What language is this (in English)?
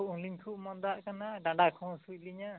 Santali